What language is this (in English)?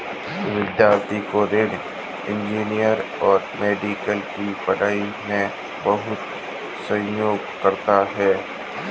Hindi